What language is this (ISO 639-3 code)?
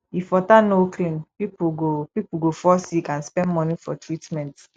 pcm